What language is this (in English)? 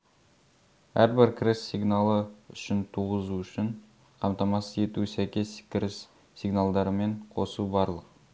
Kazakh